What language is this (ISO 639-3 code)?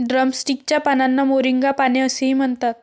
mar